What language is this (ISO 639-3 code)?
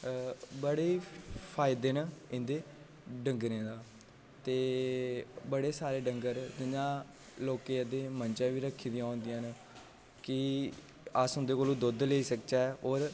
doi